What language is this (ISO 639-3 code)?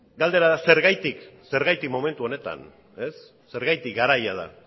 eus